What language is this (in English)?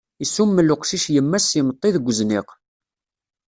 Kabyle